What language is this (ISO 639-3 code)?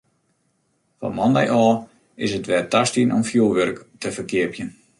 fry